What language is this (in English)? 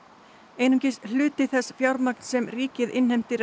Icelandic